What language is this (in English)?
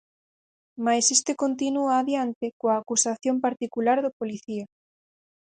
Galician